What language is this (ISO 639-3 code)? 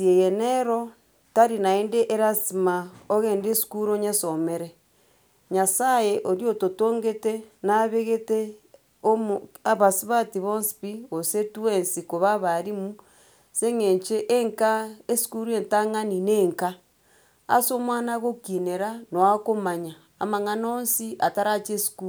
guz